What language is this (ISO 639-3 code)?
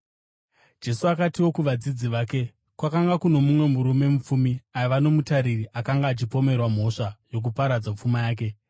sna